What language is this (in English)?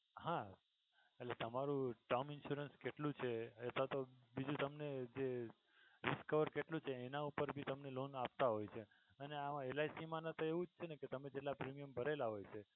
Gujarati